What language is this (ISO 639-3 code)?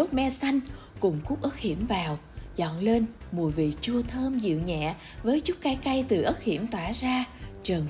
vie